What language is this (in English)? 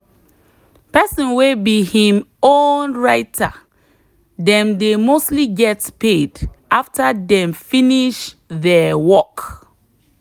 Nigerian Pidgin